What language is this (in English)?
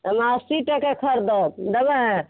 Maithili